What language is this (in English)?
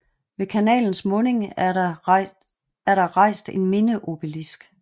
Danish